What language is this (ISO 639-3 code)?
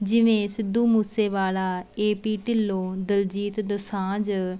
pan